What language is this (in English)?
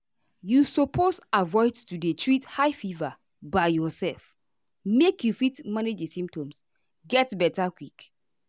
Nigerian Pidgin